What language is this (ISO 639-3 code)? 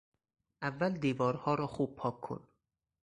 fas